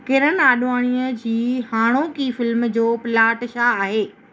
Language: Sindhi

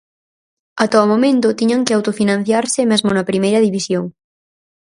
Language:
Galician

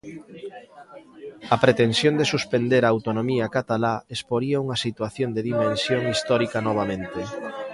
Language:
Galician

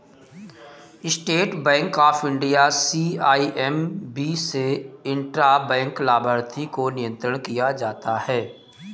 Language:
Hindi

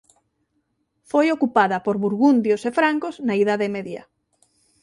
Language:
Galician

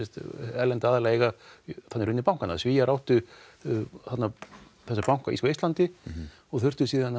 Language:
Icelandic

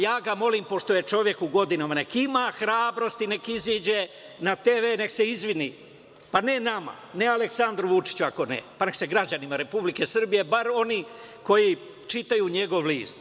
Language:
Serbian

